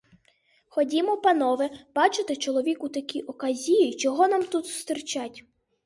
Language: Ukrainian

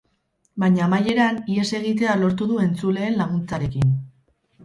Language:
Basque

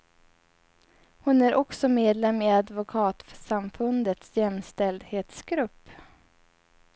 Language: Swedish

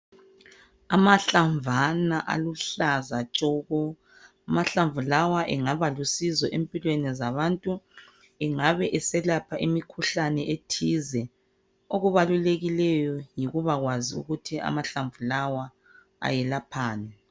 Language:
North Ndebele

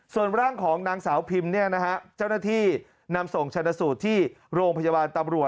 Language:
Thai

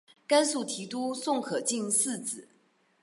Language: Chinese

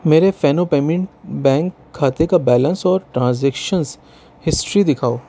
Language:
Urdu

